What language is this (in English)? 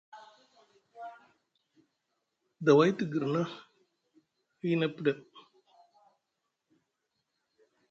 Musgu